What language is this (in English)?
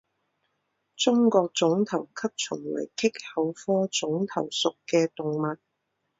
Chinese